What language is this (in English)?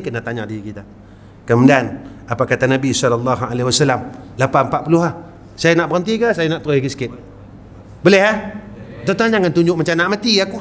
Malay